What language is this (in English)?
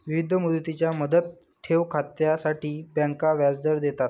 Marathi